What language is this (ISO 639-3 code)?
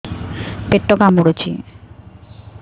ori